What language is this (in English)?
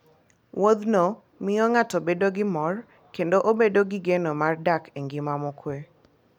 Luo (Kenya and Tanzania)